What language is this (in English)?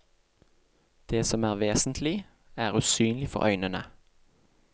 Norwegian